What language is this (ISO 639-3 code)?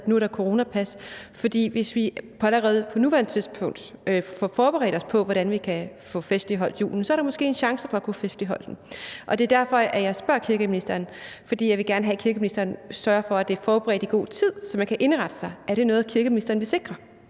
dan